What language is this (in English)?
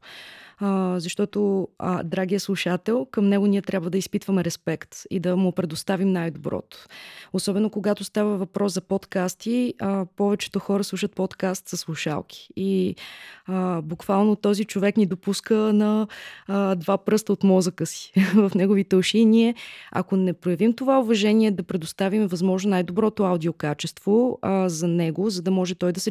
Bulgarian